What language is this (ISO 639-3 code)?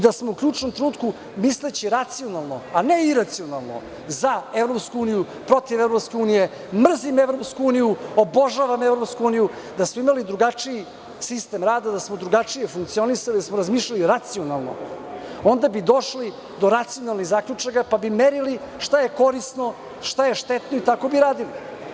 srp